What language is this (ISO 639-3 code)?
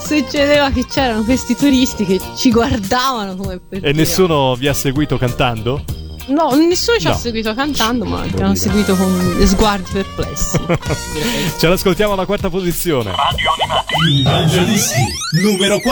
ita